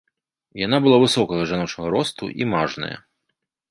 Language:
Belarusian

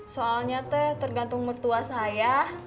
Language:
Indonesian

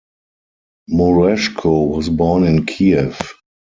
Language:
English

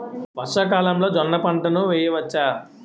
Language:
Telugu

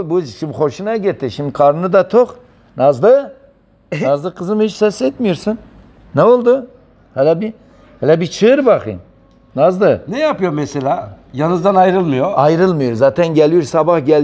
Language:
Turkish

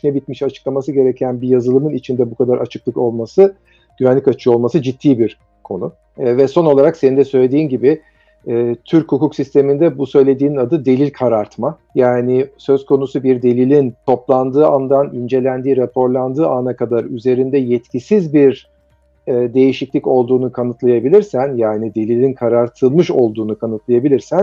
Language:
Turkish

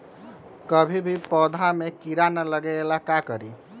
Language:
Magahi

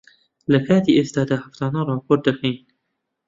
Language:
Central Kurdish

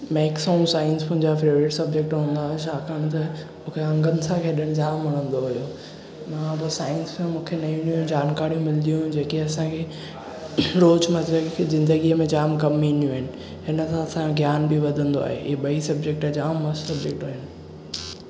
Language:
Sindhi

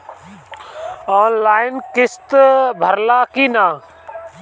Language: Bhojpuri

